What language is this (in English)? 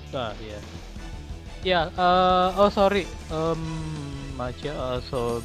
Indonesian